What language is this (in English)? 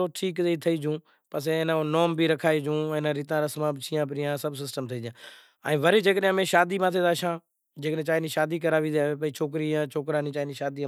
Kachi Koli